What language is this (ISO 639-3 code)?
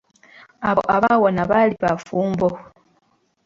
lug